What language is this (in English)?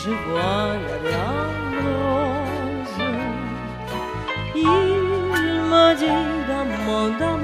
Romanian